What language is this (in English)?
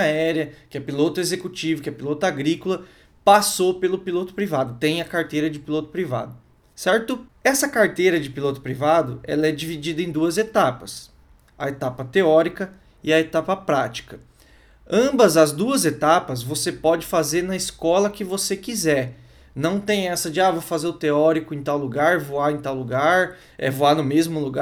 Portuguese